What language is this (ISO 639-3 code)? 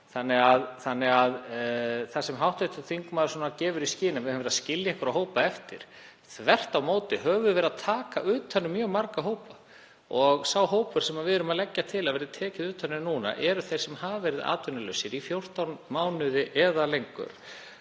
isl